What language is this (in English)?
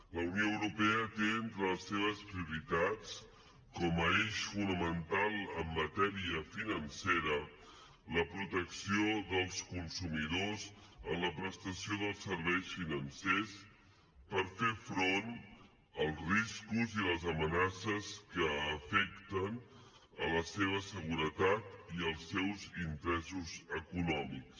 Catalan